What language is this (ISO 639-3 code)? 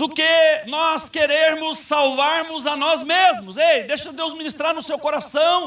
por